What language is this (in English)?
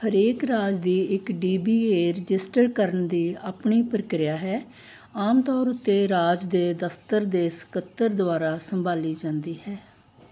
Punjabi